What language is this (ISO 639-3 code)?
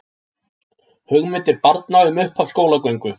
isl